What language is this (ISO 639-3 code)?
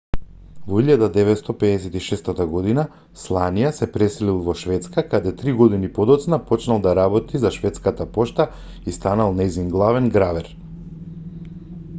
mkd